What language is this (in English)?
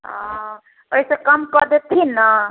Maithili